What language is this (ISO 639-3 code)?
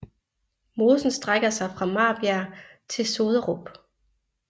dan